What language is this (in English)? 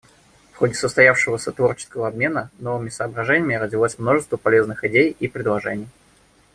Russian